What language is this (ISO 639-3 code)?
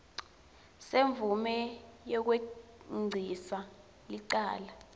ssw